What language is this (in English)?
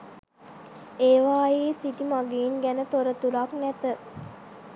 Sinhala